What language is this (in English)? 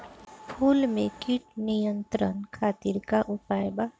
Bhojpuri